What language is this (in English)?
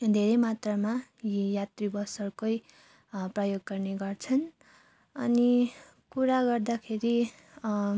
Nepali